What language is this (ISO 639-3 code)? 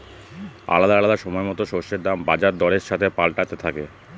ben